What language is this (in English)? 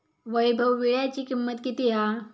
Marathi